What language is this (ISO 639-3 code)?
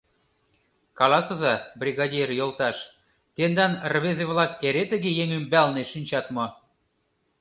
chm